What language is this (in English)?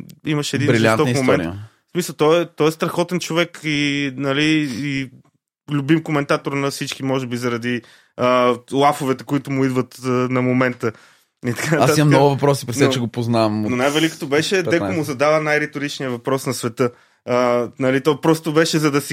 Bulgarian